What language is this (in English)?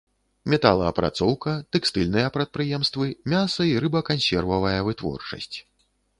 Belarusian